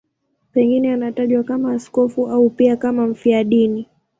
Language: Swahili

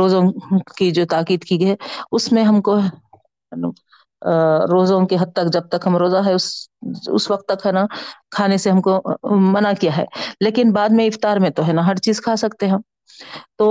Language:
Urdu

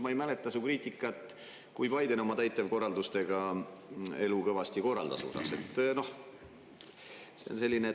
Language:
Estonian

